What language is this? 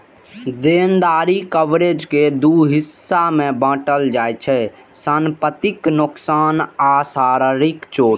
Maithili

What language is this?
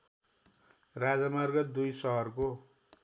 Nepali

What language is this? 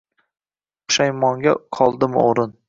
Uzbek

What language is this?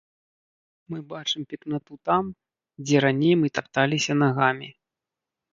Belarusian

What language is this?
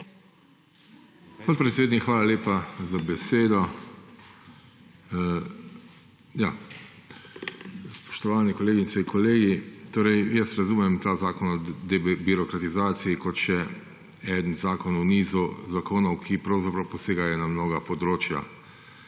Slovenian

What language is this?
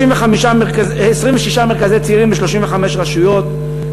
Hebrew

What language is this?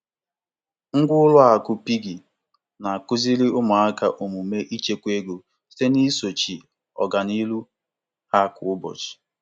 Igbo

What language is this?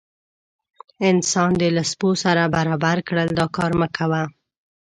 Pashto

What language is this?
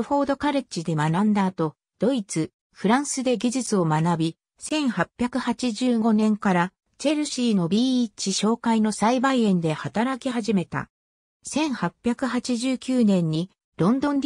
Japanese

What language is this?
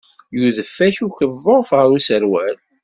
Kabyle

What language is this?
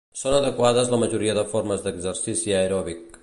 Catalan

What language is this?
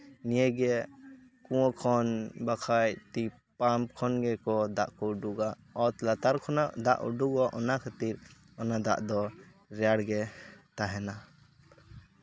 Santali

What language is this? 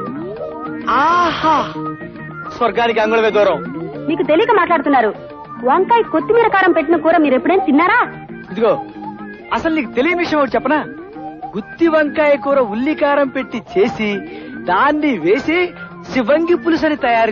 Romanian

